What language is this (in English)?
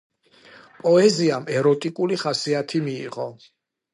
Georgian